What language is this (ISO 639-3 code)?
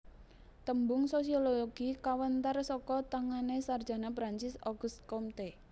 jav